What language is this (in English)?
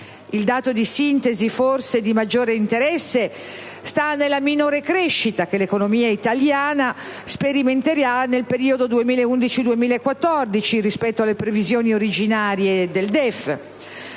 Italian